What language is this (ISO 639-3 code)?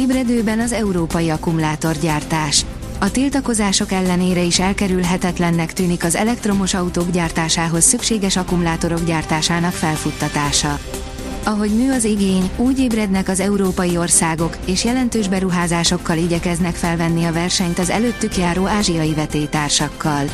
hun